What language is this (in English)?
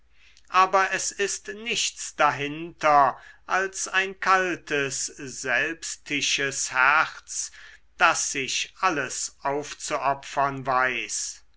German